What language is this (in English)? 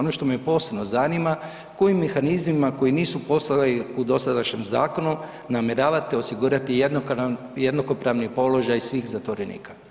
Croatian